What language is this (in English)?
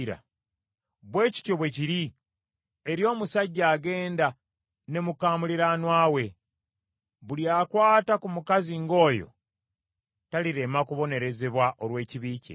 Ganda